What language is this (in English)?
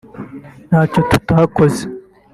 Kinyarwanda